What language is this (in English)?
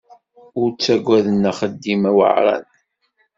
Kabyle